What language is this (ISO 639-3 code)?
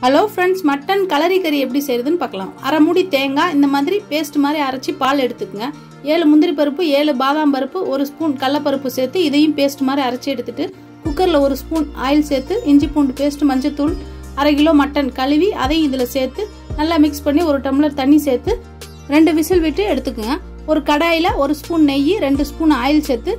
deu